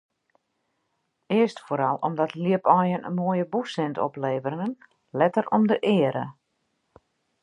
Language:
Western Frisian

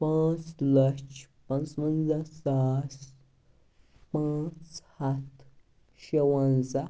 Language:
Kashmiri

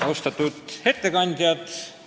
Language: Estonian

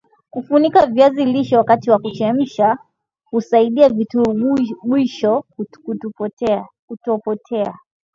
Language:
Swahili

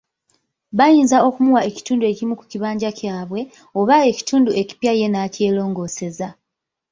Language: Ganda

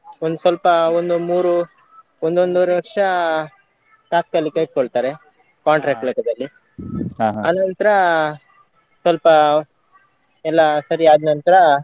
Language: Kannada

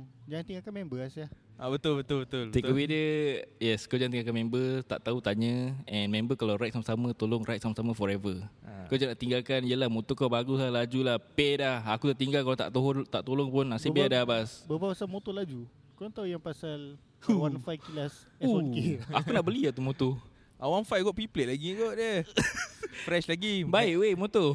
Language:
Malay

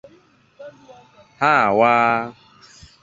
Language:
Igbo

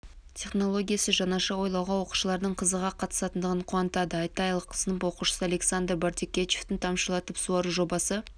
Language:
Kazakh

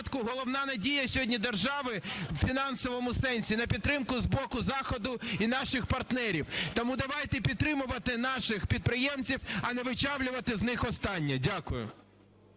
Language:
Ukrainian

